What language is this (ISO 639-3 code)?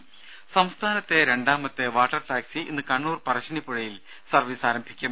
mal